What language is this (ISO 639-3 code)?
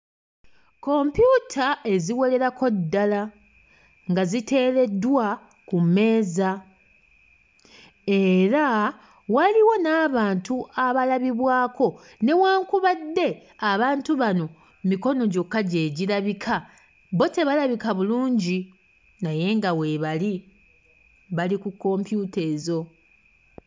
lug